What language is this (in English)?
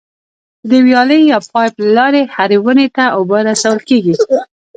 Pashto